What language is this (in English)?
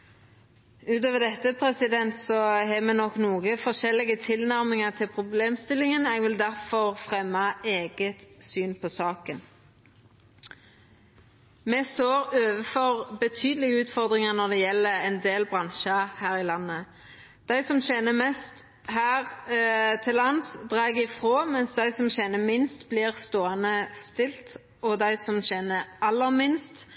Norwegian Nynorsk